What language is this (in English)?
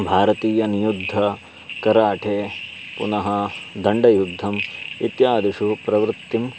Sanskrit